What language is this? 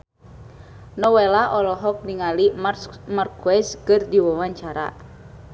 Sundanese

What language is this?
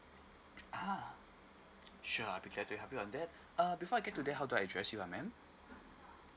English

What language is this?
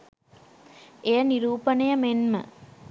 Sinhala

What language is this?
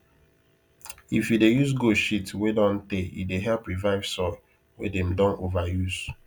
Nigerian Pidgin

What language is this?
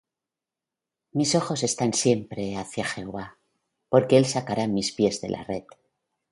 Spanish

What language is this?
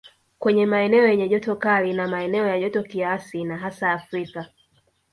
Swahili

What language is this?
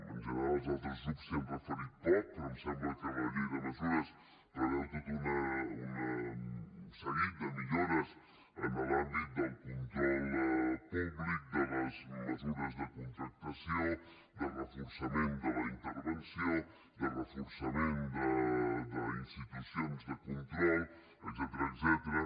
Catalan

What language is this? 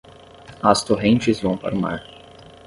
Portuguese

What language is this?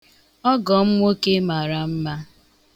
Igbo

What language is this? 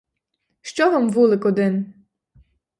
Ukrainian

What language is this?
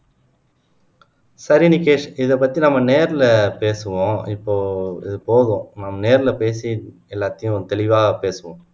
Tamil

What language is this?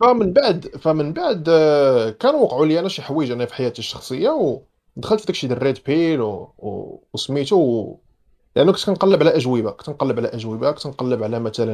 Arabic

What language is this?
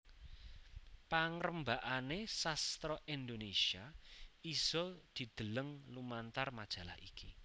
Javanese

